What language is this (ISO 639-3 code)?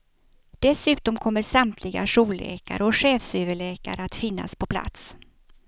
swe